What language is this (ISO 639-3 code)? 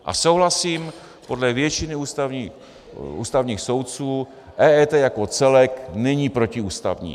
ces